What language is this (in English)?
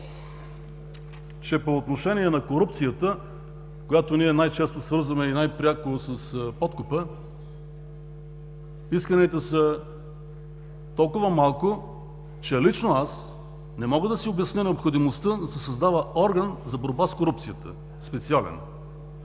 Bulgarian